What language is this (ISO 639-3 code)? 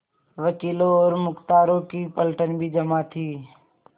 hin